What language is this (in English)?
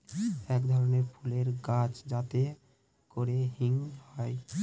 Bangla